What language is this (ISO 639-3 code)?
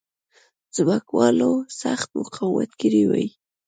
pus